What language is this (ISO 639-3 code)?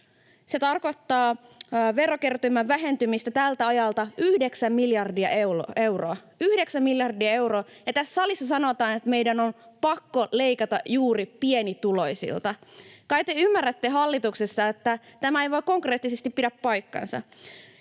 fin